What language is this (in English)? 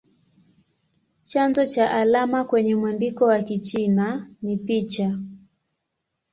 Swahili